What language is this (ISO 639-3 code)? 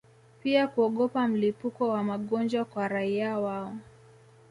swa